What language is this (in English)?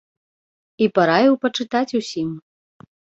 Belarusian